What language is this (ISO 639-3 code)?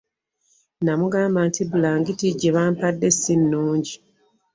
lug